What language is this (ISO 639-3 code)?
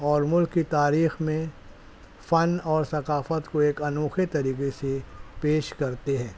urd